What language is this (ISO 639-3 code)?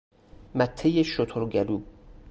fas